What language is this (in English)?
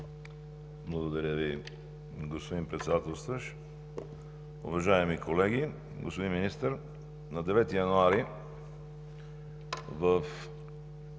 Bulgarian